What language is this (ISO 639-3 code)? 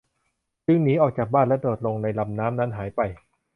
tha